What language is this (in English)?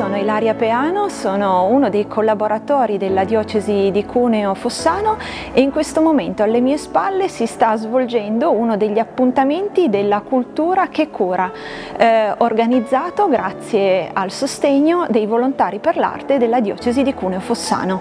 Italian